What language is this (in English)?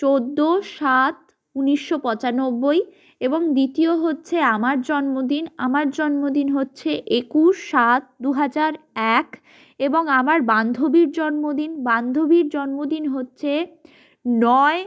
Bangla